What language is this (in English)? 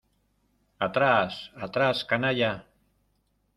Spanish